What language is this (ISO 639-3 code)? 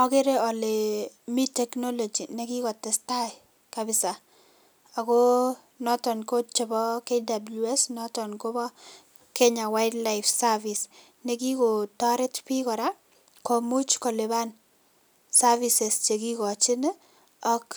kln